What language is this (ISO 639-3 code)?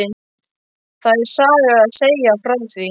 isl